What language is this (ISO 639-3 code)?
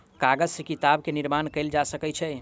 mai